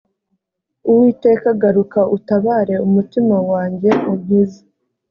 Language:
Kinyarwanda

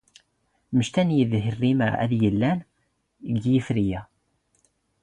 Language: Standard Moroccan Tamazight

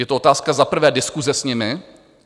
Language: Czech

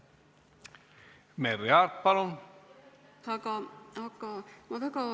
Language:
Estonian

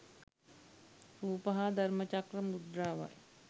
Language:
Sinhala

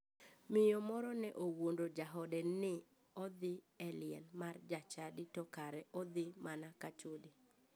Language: Luo (Kenya and Tanzania)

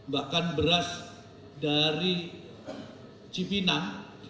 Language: Indonesian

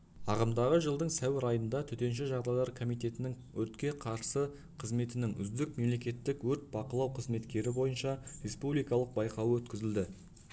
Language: Kazakh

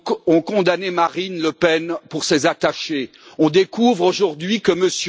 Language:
French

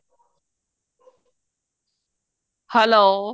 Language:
Punjabi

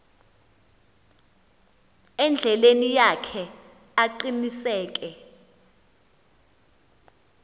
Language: Xhosa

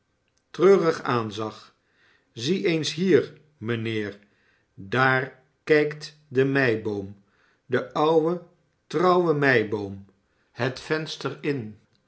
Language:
Dutch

